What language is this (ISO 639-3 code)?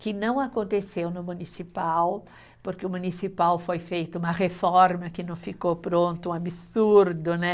por